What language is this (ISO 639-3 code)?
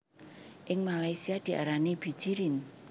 jav